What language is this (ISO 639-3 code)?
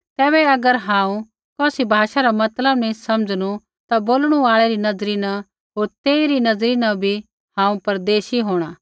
kfx